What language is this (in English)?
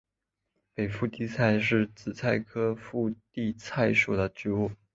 Chinese